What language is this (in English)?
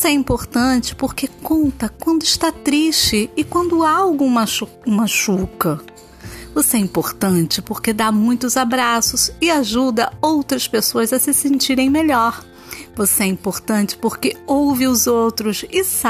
Portuguese